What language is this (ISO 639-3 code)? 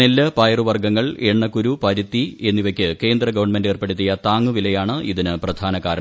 mal